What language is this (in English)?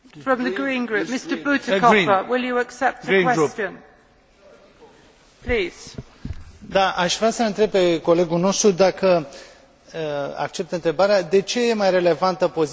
Romanian